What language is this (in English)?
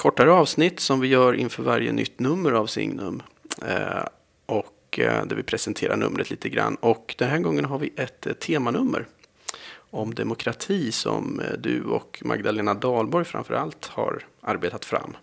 Swedish